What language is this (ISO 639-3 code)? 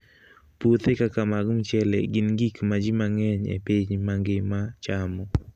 luo